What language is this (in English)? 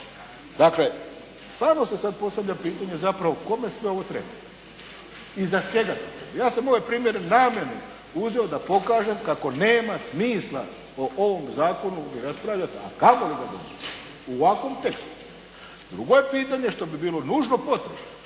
Croatian